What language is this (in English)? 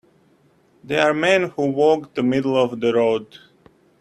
English